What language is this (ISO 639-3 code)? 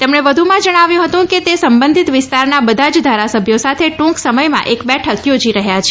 guj